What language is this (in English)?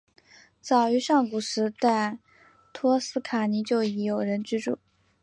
Chinese